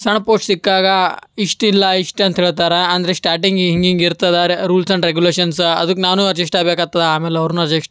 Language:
Kannada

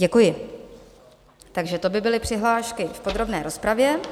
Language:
Czech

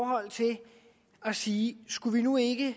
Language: Danish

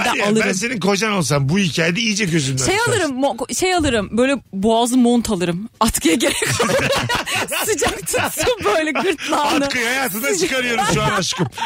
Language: Turkish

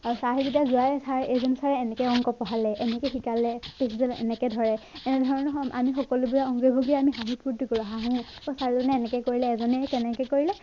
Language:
Assamese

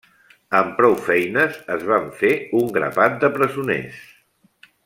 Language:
Catalan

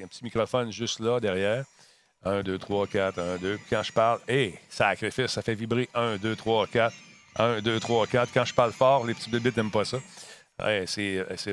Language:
French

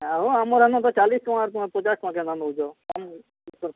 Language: Odia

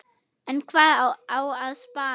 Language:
Icelandic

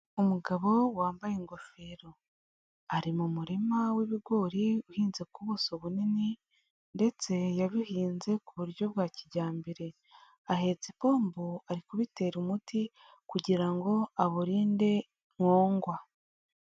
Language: Kinyarwanda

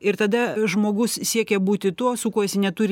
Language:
Lithuanian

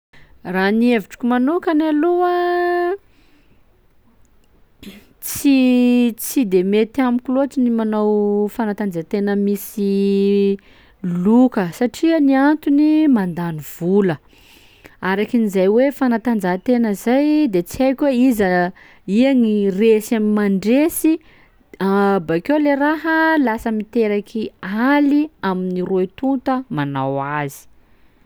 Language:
Sakalava Malagasy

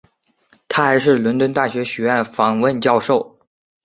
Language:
Chinese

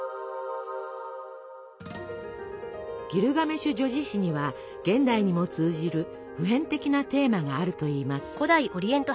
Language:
Japanese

